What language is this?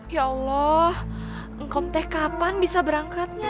Indonesian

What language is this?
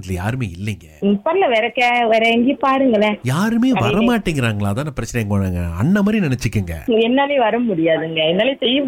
Tamil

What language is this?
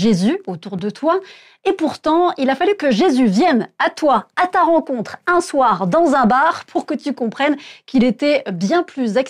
French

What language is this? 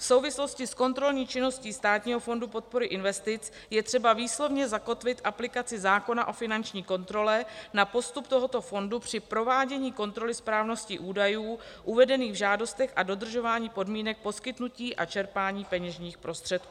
Czech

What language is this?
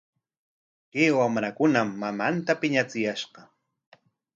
Corongo Ancash Quechua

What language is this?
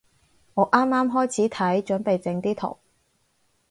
Cantonese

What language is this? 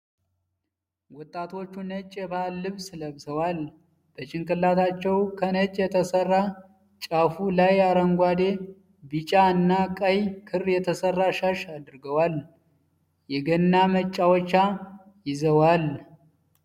Amharic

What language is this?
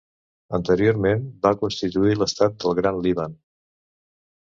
Catalan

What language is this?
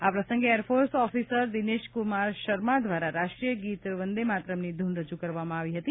Gujarati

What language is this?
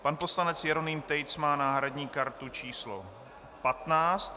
Czech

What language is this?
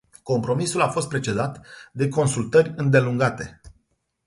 Romanian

